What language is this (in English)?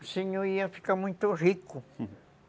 Portuguese